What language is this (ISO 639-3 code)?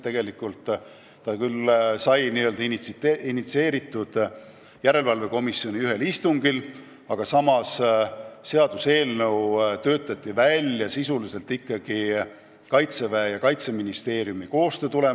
est